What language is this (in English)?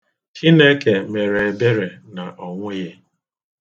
Igbo